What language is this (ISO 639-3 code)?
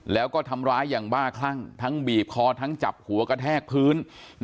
tha